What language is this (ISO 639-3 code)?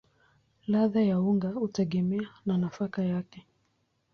swa